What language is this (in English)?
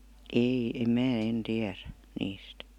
Finnish